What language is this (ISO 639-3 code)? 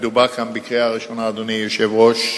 heb